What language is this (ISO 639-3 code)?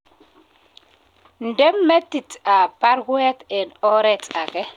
kln